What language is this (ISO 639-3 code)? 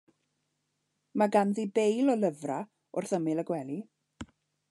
cym